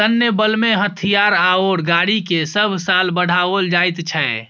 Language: Maithili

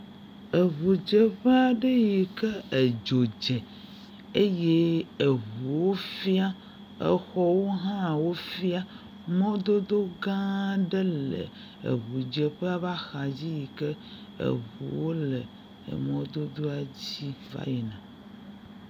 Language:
Ewe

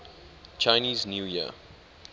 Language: English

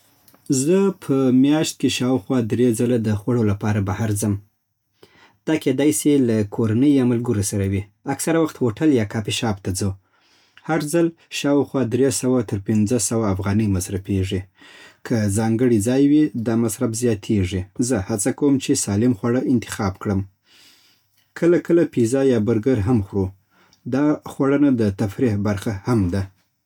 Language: Southern Pashto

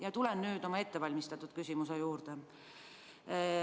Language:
Estonian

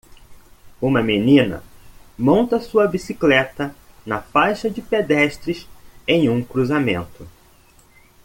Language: Portuguese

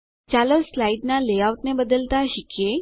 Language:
Gujarati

